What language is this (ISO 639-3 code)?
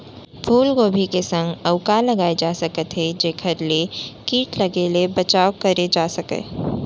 hne